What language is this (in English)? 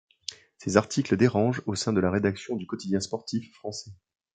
French